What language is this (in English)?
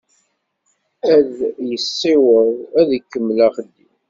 Kabyle